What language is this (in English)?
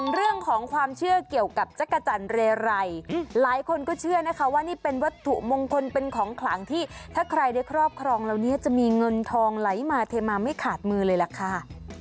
Thai